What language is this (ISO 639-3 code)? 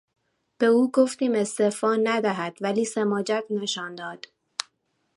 fas